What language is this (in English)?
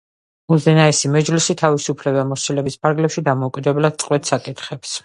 Georgian